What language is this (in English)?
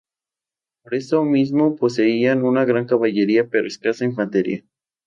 Spanish